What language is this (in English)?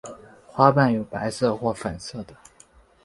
Chinese